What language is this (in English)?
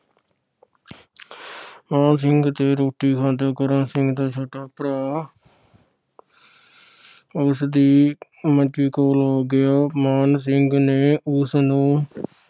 Punjabi